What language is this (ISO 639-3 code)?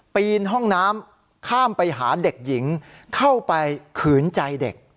tha